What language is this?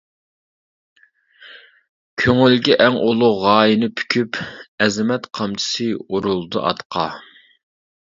Uyghur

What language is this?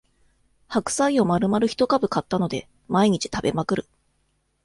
Japanese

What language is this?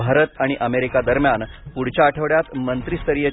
Marathi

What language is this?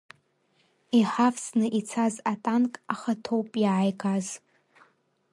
Abkhazian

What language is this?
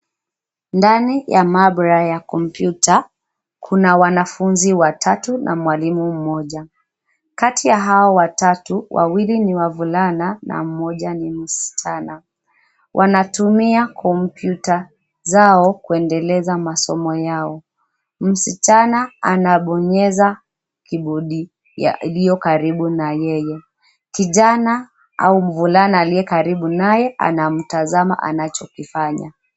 Swahili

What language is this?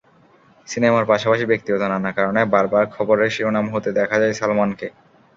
Bangla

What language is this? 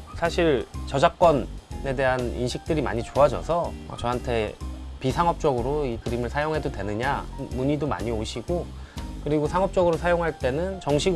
Korean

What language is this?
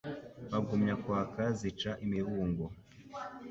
Kinyarwanda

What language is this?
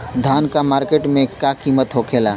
Bhojpuri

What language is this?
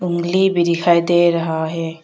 Hindi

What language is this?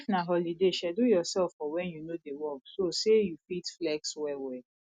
Nigerian Pidgin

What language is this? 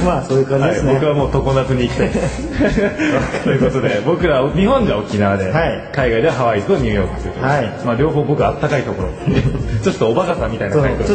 Japanese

